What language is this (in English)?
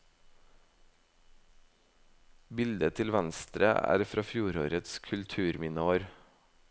Norwegian